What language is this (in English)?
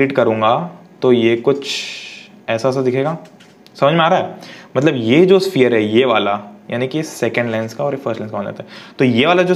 Hindi